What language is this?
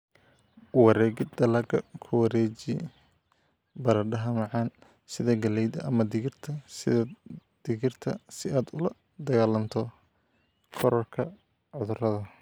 Somali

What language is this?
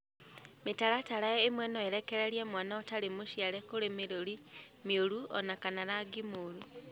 Kikuyu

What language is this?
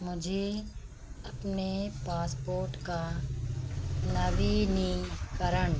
Hindi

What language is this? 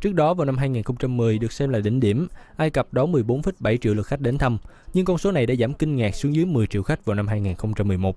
Vietnamese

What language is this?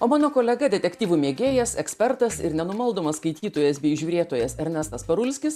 Lithuanian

